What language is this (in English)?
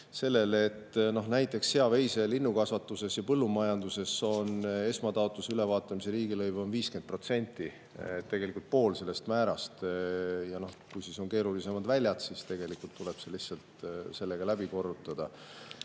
Estonian